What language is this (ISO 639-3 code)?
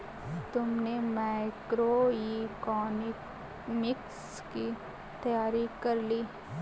hin